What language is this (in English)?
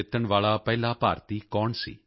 Punjabi